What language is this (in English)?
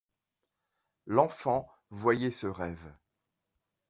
French